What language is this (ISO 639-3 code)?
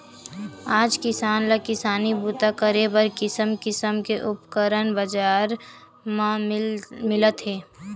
hne